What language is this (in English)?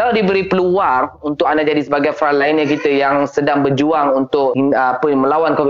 Malay